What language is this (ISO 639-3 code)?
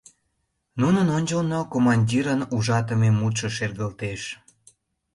chm